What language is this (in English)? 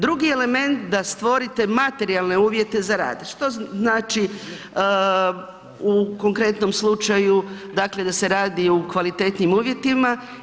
Croatian